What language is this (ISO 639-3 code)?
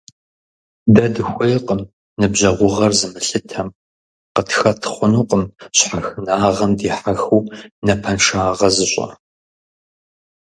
kbd